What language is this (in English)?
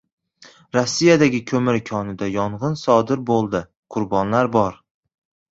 Uzbek